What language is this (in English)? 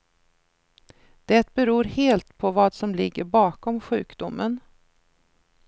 Swedish